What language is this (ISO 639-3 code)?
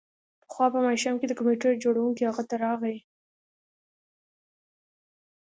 pus